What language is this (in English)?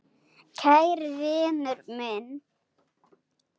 Icelandic